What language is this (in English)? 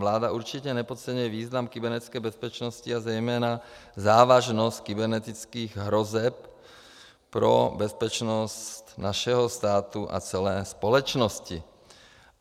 Czech